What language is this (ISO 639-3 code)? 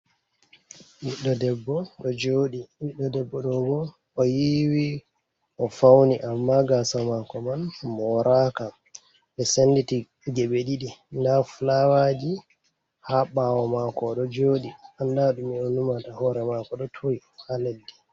ful